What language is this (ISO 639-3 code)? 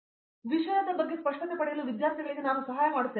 kan